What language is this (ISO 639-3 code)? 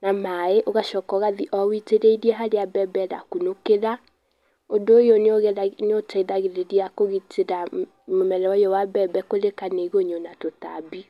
kik